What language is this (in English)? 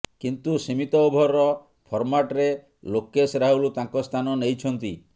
Odia